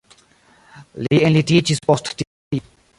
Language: Esperanto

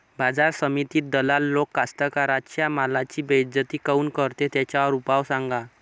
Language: Marathi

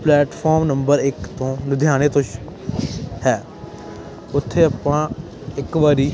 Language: Punjabi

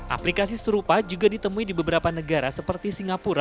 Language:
Indonesian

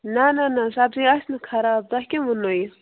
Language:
Kashmiri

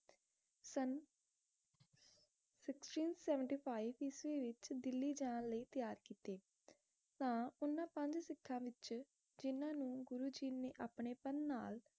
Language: Punjabi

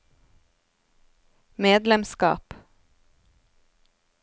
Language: Norwegian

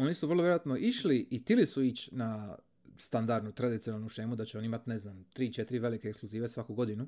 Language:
Croatian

